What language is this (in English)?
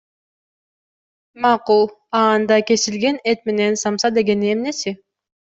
Kyrgyz